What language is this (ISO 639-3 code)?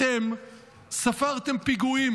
heb